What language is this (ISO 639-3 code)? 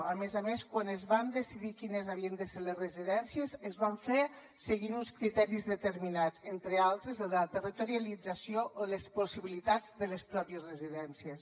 cat